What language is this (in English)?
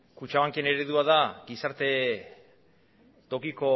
Basque